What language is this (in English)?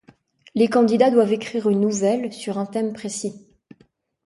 French